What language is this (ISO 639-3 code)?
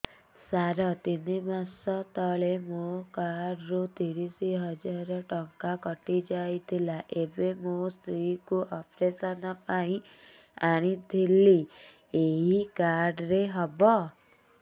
ori